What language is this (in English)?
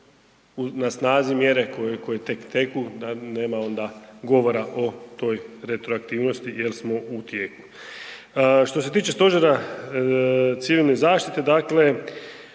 Croatian